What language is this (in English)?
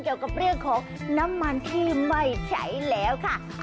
Thai